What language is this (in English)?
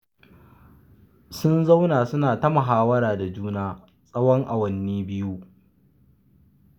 Hausa